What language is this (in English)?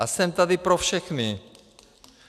Czech